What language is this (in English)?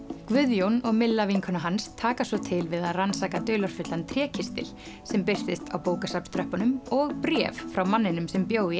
Icelandic